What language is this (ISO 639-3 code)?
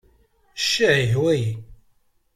kab